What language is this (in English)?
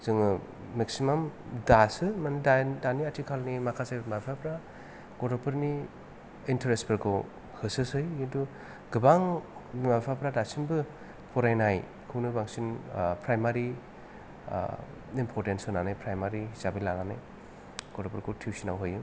Bodo